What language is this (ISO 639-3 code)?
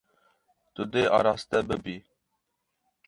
kur